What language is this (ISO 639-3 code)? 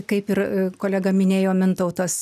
lit